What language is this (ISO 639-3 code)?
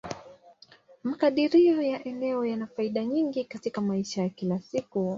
swa